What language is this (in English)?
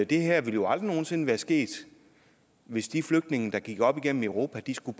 Danish